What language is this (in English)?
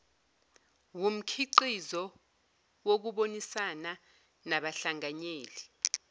Zulu